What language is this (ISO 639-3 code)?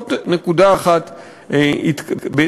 heb